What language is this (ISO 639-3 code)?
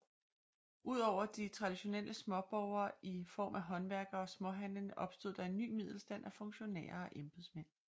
dan